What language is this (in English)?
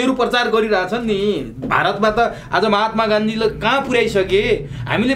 Indonesian